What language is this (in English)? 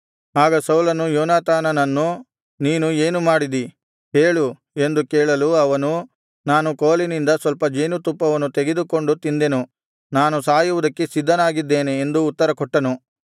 Kannada